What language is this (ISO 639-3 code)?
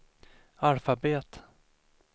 swe